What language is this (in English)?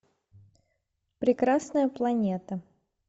Russian